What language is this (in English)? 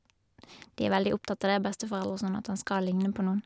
Norwegian